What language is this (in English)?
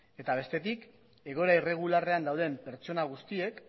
Basque